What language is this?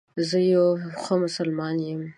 Pashto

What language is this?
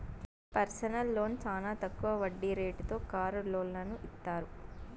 Telugu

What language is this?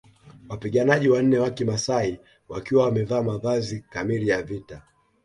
Swahili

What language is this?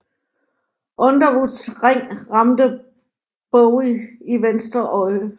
Danish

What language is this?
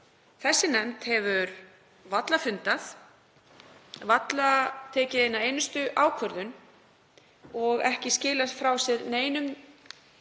Icelandic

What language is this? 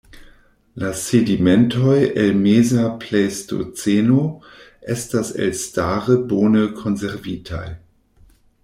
Esperanto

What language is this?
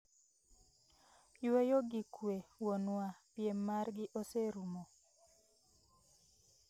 Luo (Kenya and Tanzania)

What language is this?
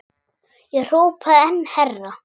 Icelandic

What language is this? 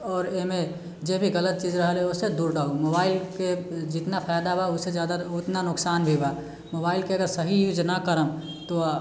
Maithili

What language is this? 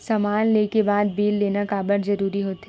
Chhattisgarhi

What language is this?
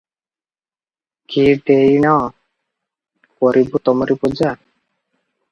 Odia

